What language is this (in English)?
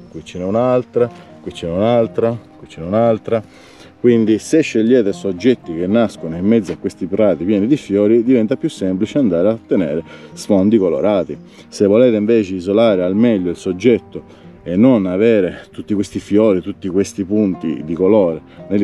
Italian